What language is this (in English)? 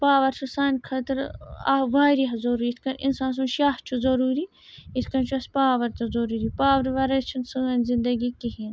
Kashmiri